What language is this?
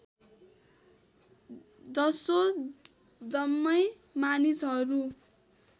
Nepali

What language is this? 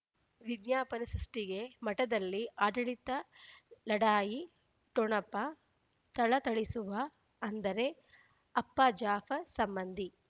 Kannada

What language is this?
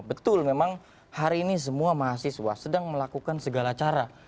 Indonesian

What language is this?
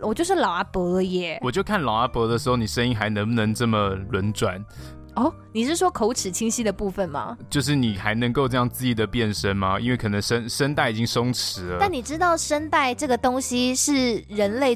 Chinese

